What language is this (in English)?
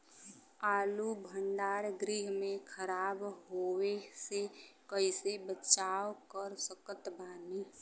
Bhojpuri